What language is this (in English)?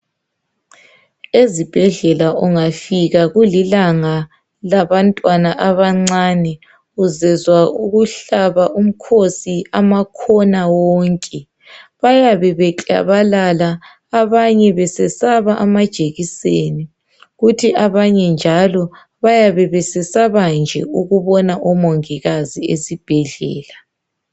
North Ndebele